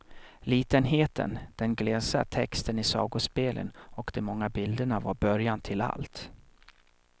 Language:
Swedish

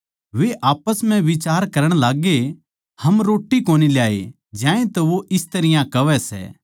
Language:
Haryanvi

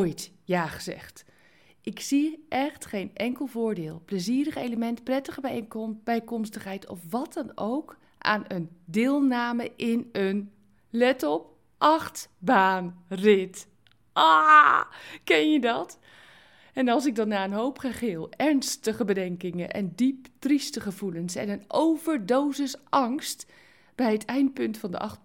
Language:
Dutch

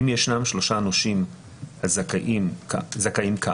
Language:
Hebrew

